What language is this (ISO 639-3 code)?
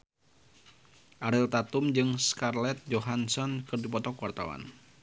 sun